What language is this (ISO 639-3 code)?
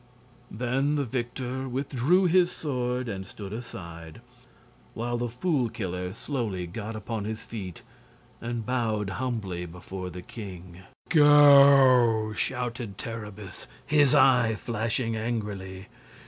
eng